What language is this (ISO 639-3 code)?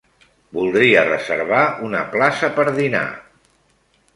cat